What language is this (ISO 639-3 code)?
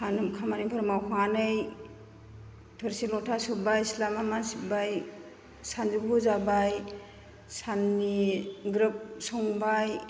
brx